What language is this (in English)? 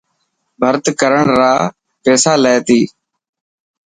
Dhatki